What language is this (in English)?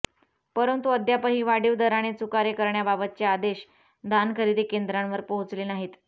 Marathi